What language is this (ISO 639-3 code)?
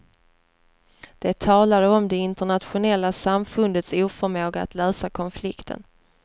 swe